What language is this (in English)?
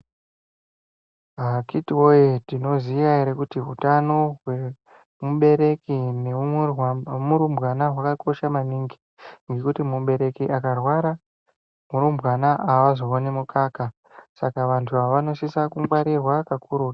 Ndau